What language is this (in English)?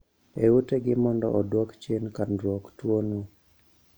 Luo (Kenya and Tanzania)